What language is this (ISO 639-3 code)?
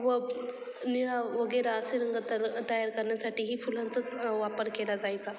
mar